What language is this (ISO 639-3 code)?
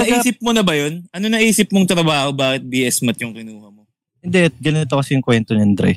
fil